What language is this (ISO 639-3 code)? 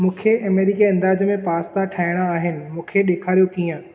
snd